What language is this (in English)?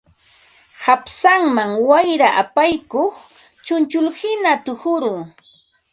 Ambo-Pasco Quechua